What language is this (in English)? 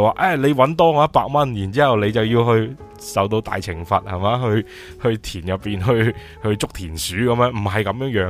Chinese